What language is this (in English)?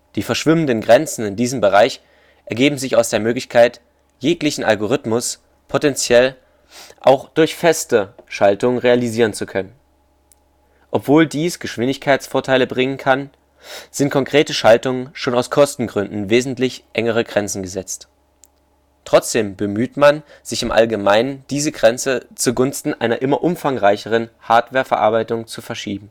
German